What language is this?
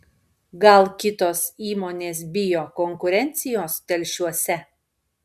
Lithuanian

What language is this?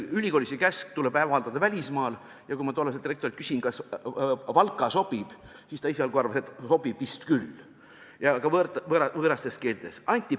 Estonian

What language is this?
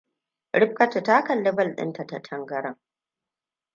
Hausa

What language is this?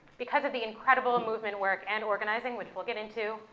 English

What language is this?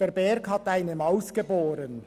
Swiss German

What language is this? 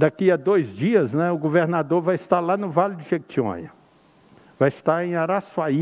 Portuguese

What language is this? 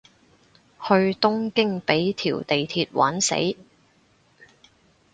Cantonese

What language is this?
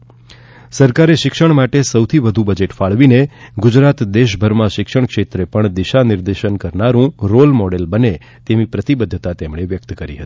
Gujarati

